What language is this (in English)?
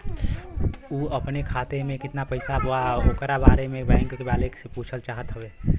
Bhojpuri